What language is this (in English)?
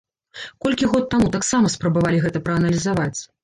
Belarusian